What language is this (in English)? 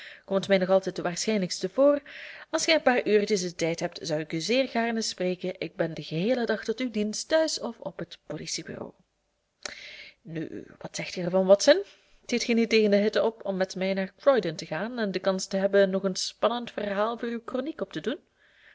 Dutch